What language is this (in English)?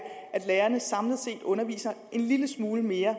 Danish